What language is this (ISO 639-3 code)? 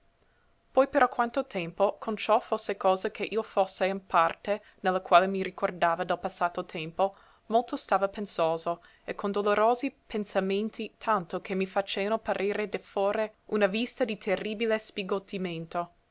ita